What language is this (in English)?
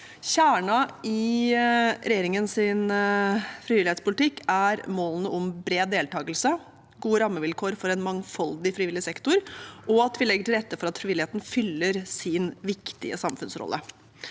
Norwegian